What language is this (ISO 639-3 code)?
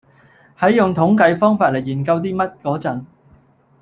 yue